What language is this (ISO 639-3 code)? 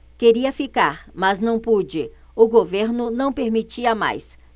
por